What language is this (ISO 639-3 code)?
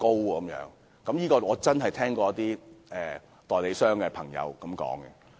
yue